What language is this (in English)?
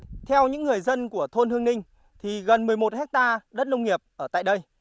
Vietnamese